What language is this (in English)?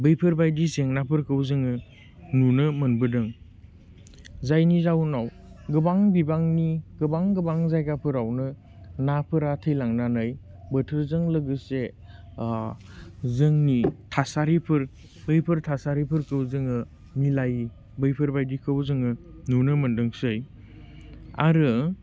Bodo